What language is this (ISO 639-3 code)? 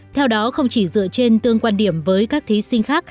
vie